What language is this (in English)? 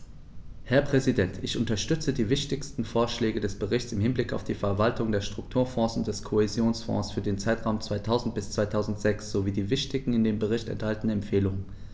German